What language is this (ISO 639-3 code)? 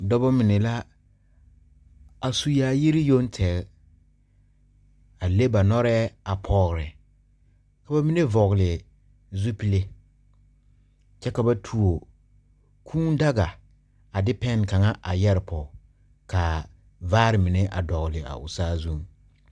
dga